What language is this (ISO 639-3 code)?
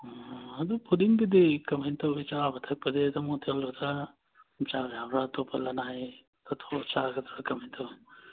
mni